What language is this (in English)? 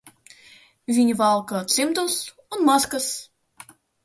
Latvian